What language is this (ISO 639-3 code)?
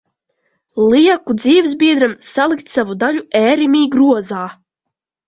lav